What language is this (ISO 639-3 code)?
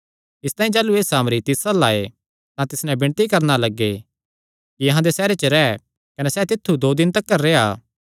xnr